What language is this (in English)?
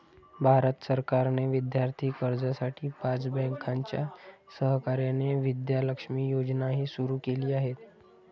Marathi